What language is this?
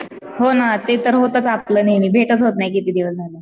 Marathi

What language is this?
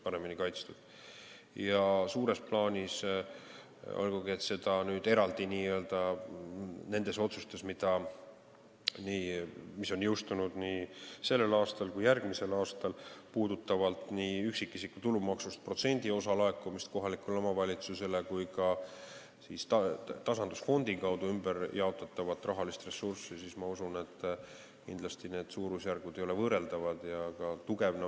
Estonian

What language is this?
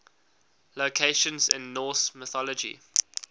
English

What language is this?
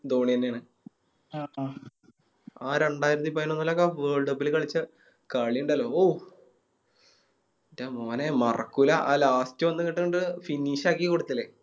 Malayalam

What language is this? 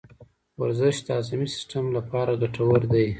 Pashto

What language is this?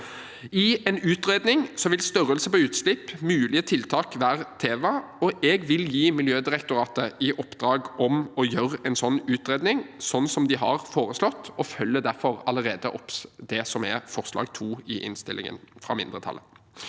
Norwegian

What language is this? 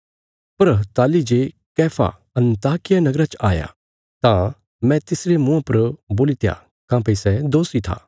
Bilaspuri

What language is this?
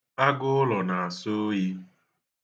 Igbo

